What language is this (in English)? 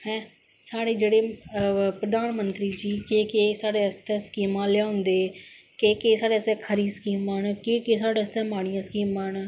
Dogri